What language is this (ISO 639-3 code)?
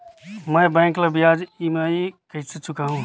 hne